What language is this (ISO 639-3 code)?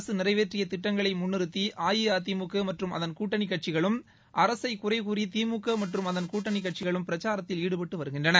tam